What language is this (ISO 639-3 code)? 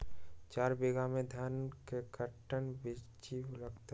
mag